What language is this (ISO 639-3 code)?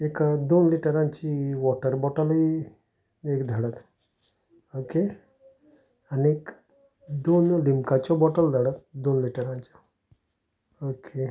kok